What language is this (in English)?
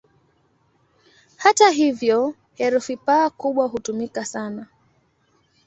Swahili